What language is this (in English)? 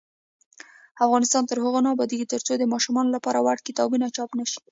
Pashto